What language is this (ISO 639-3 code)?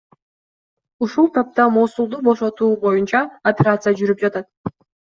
kir